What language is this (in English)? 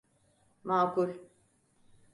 Turkish